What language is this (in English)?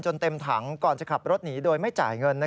Thai